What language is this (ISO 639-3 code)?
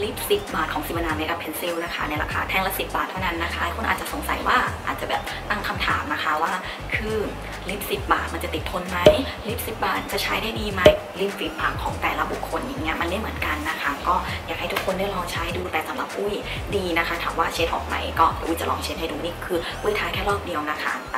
tha